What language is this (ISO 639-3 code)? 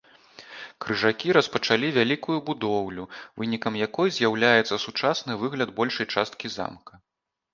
bel